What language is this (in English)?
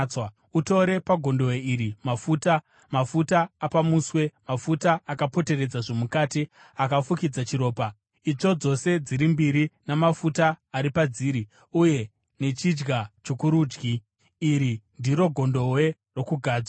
Shona